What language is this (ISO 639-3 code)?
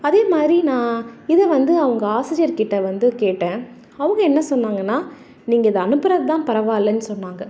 tam